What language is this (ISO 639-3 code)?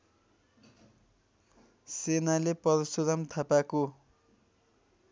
nep